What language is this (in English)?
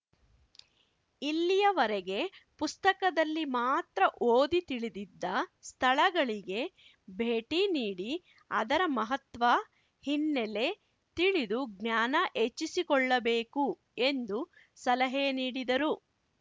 Kannada